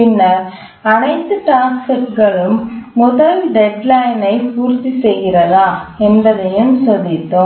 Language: Tamil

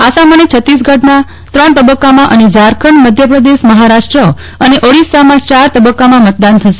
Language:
Gujarati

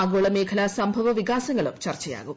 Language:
Malayalam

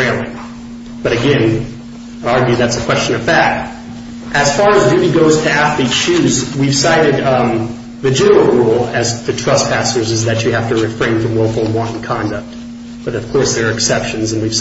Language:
English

